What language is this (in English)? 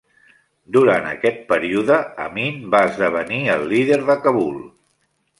Catalan